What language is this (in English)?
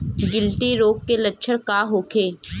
Bhojpuri